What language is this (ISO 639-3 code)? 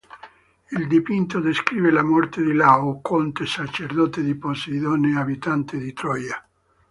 ita